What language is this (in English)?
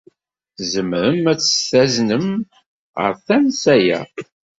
Kabyle